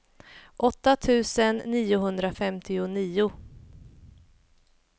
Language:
Swedish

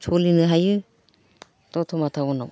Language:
Bodo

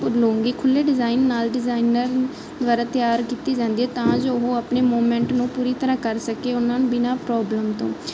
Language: Punjabi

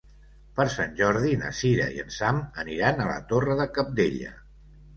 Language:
Catalan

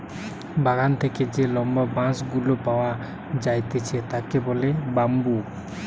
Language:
Bangla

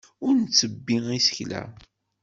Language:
Kabyle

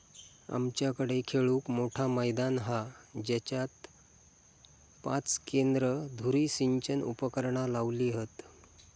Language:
Marathi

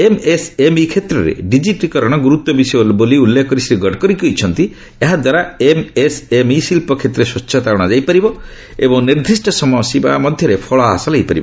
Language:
Odia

